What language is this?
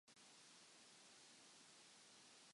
Japanese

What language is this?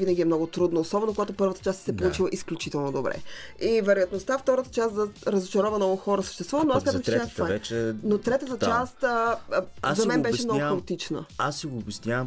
Bulgarian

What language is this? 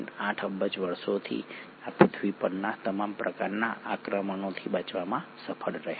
Gujarati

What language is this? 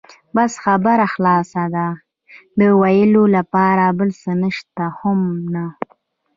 Pashto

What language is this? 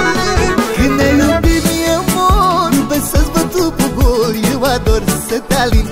Romanian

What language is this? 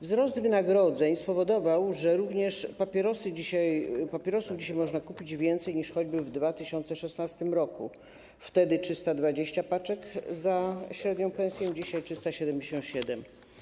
Polish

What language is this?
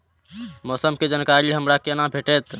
Maithili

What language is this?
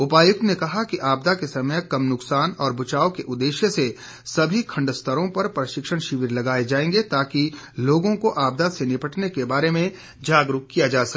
Hindi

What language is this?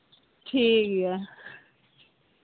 Santali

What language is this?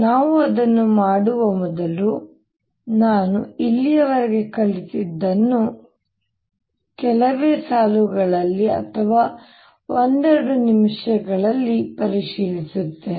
Kannada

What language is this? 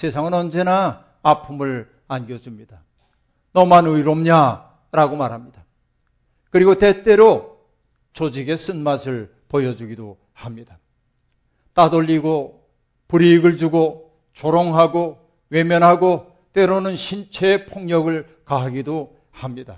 Korean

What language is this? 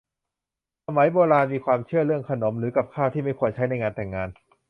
Thai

